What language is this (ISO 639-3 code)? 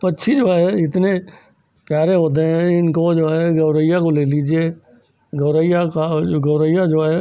hin